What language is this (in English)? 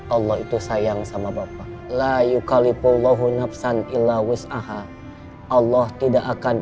Indonesian